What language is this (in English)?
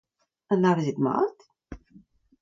Breton